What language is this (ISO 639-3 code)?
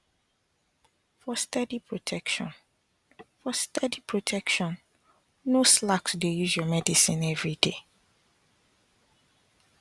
pcm